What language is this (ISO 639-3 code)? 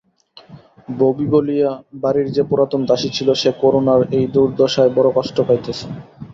ben